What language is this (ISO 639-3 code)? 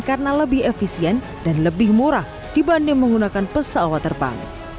ind